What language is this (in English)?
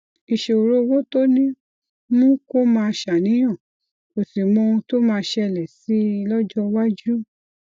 Yoruba